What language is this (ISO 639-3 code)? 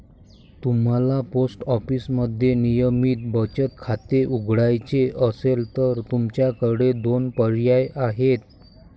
mar